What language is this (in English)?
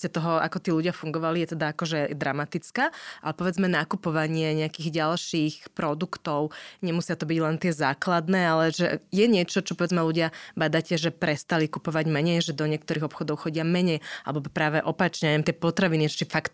Slovak